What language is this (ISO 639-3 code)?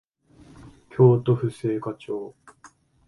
jpn